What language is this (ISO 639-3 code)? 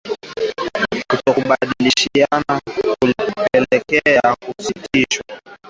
swa